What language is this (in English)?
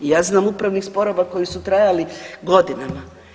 Croatian